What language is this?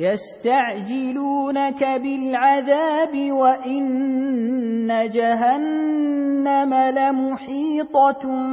Arabic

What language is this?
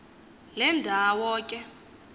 Xhosa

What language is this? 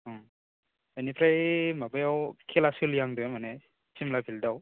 Bodo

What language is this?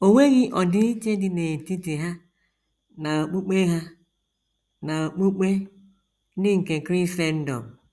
Igbo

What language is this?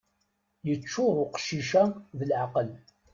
Kabyle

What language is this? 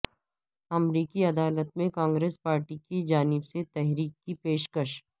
Urdu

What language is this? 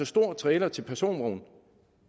Danish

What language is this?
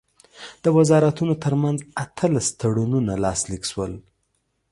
Pashto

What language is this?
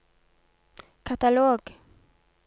Norwegian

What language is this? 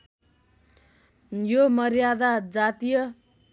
Nepali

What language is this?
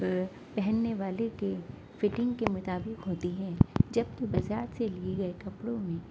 Urdu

